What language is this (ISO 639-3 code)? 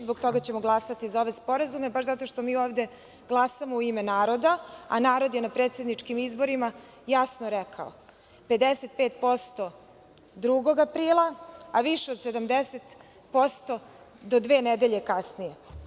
srp